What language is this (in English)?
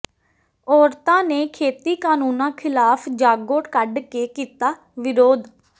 Punjabi